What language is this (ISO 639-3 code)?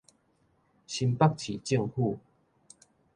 nan